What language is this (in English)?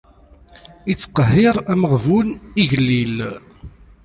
Kabyle